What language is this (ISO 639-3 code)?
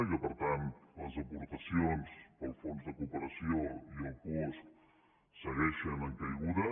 cat